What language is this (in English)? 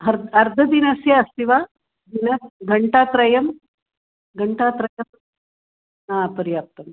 Sanskrit